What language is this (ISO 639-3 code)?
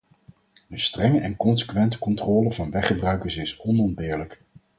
nld